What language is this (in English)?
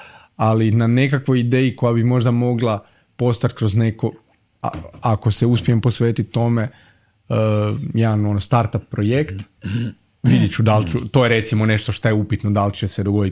Croatian